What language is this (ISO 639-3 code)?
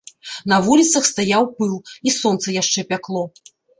bel